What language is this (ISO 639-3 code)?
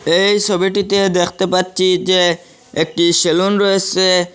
ben